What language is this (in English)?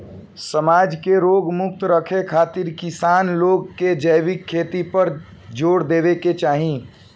Bhojpuri